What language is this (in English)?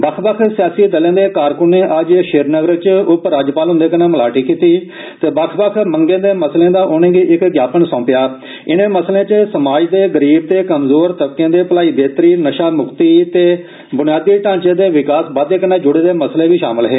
Dogri